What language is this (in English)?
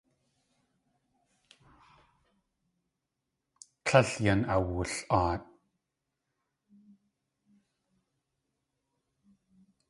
Tlingit